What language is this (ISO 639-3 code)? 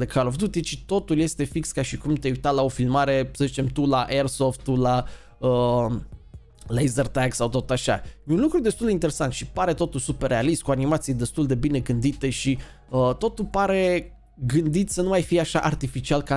ron